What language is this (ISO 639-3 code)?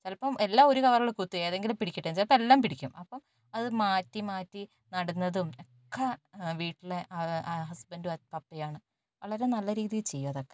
mal